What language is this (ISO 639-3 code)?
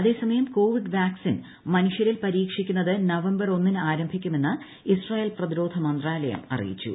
mal